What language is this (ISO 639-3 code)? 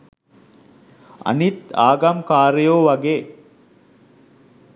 sin